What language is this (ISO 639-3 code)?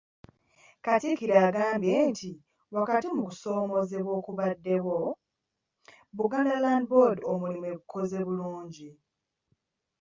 lug